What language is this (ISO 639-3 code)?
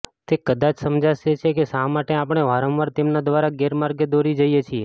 guj